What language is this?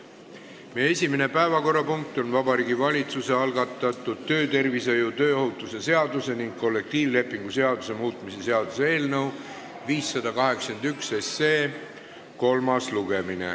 Estonian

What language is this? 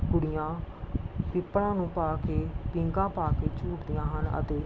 Punjabi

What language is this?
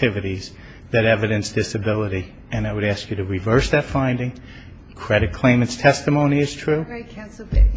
English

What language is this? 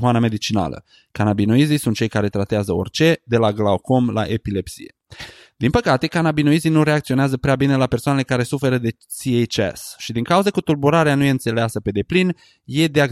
Romanian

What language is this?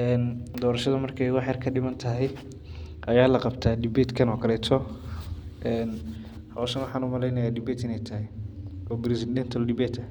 Somali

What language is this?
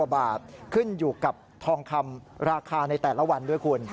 Thai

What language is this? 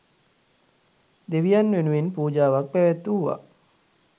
Sinhala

